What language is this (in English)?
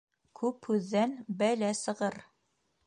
Bashkir